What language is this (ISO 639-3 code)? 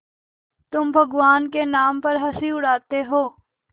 hin